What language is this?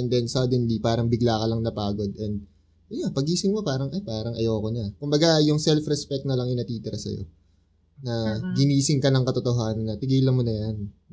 Filipino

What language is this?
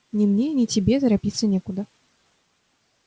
Russian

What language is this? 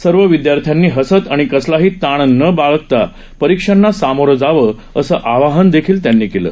Marathi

